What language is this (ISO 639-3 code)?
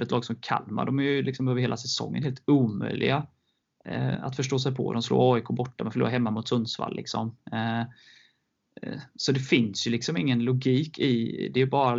swe